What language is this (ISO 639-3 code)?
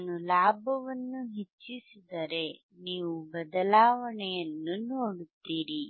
kan